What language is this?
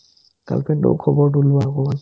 Assamese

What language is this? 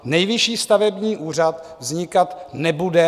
Czech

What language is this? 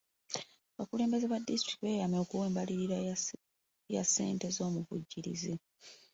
Ganda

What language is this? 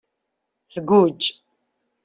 Kabyle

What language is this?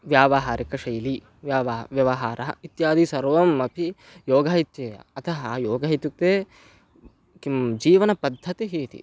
Sanskrit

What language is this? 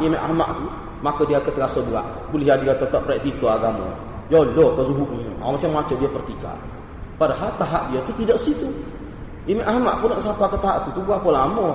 Malay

